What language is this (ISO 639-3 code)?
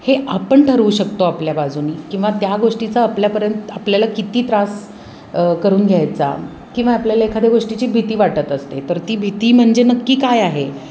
mar